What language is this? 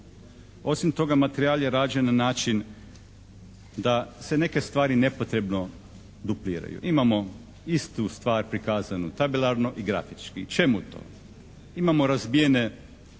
Croatian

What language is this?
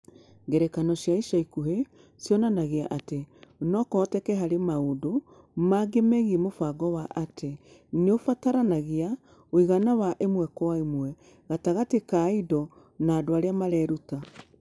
Kikuyu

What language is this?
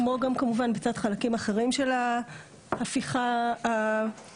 Hebrew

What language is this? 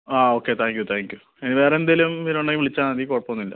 Malayalam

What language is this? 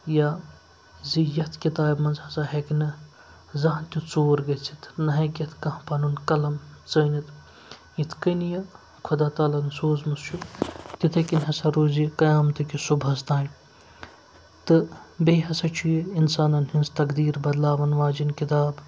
Kashmiri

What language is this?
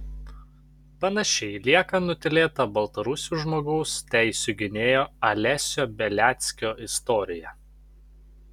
Lithuanian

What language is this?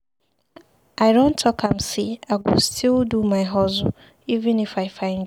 Nigerian Pidgin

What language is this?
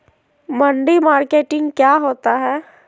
Magahi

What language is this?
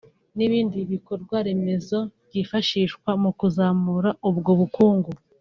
Kinyarwanda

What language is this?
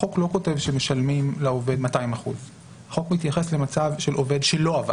Hebrew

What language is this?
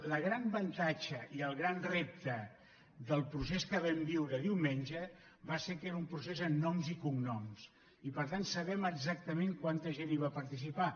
Catalan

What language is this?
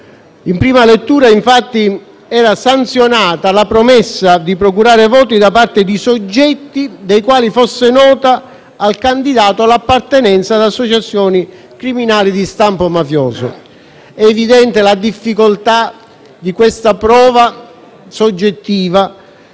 Italian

